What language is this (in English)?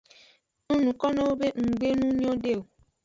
Aja (Benin)